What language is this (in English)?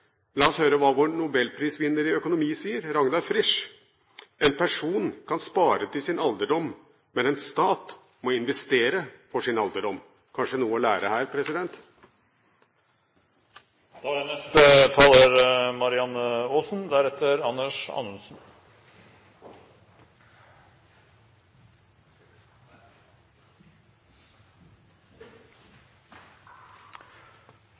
Norwegian Bokmål